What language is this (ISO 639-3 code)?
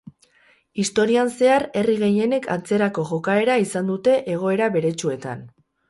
eus